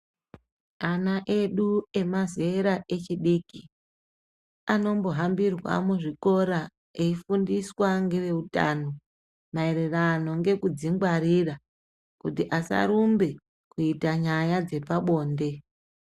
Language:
Ndau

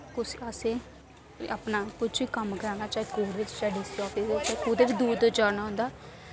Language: Dogri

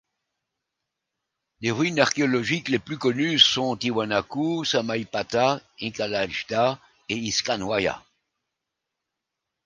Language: French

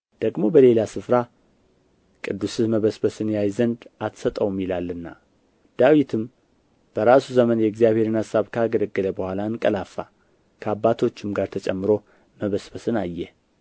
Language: Amharic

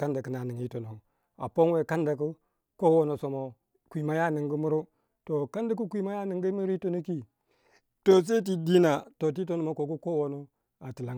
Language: Waja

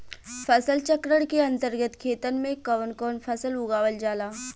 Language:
Bhojpuri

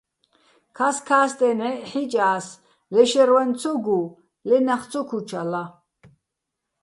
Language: Bats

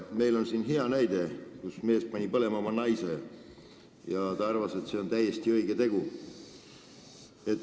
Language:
Estonian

